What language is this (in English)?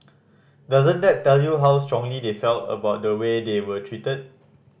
English